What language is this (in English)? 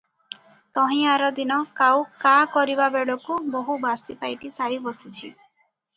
Odia